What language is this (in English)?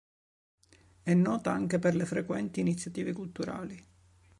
Italian